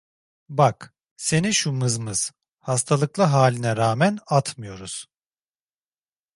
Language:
Turkish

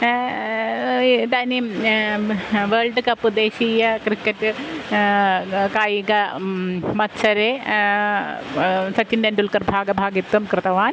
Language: Sanskrit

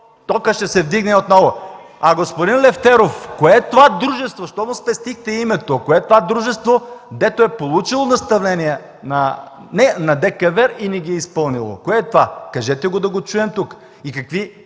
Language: Bulgarian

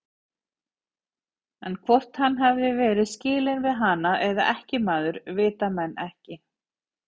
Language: Icelandic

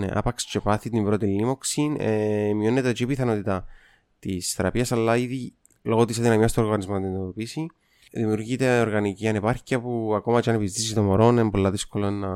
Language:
Greek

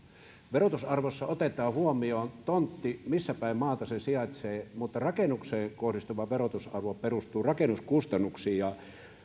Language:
Finnish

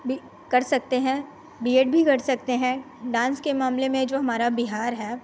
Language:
Hindi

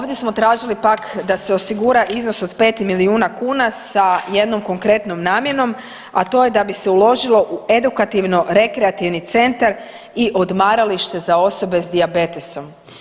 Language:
Croatian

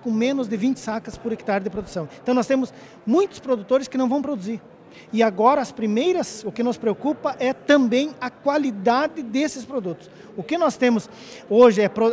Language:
Portuguese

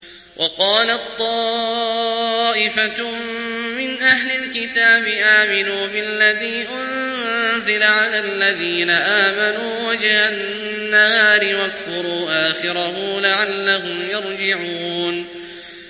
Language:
Arabic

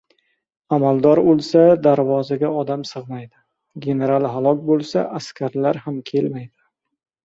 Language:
Uzbek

